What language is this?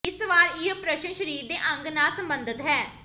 Punjabi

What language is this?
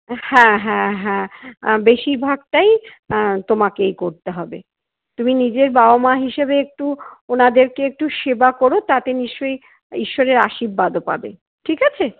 Bangla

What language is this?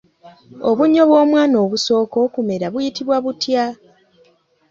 Ganda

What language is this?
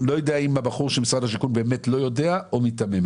Hebrew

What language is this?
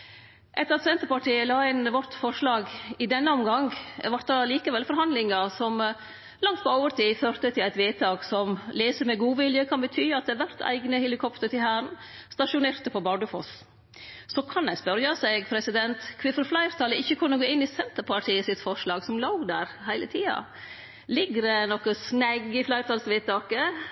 Norwegian Nynorsk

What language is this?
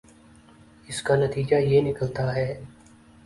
Urdu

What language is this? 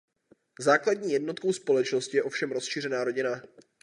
Czech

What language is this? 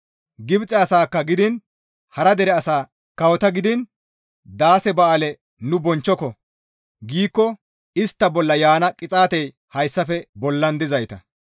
Gamo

